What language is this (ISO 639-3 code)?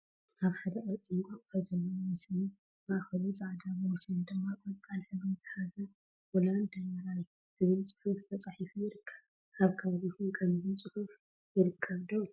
tir